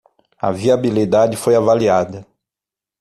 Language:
Portuguese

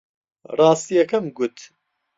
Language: Central Kurdish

